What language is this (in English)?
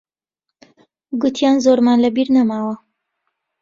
Central Kurdish